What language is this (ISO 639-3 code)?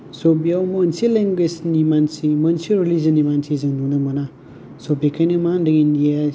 brx